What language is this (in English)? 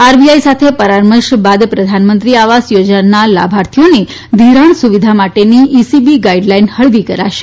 Gujarati